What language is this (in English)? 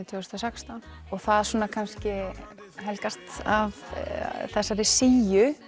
Icelandic